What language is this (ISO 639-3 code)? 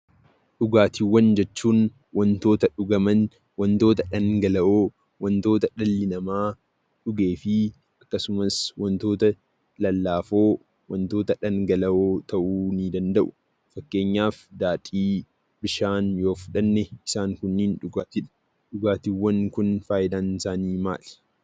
orm